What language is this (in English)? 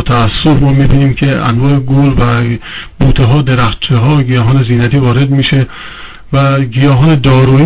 Persian